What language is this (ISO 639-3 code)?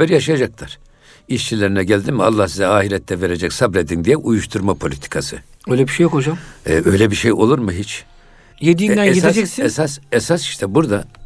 tur